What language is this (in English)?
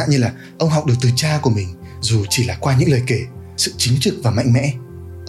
Vietnamese